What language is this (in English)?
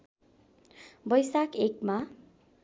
Nepali